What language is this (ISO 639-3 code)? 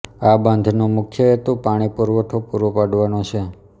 guj